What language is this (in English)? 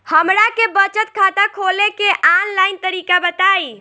Bhojpuri